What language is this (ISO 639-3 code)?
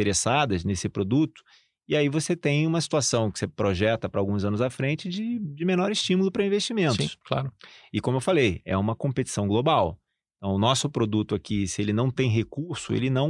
por